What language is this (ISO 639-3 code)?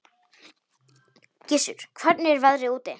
isl